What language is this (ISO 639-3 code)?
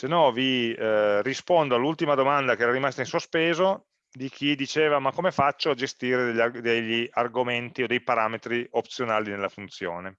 ita